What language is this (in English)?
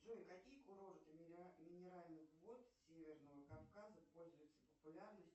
Russian